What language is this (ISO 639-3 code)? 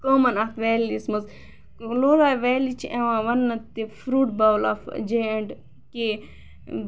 kas